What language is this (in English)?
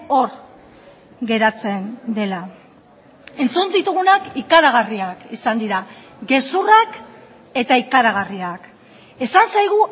Basque